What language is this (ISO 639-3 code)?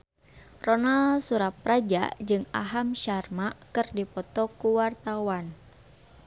sun